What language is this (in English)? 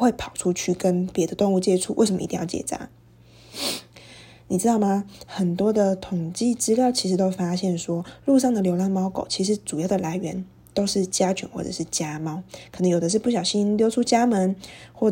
Chinese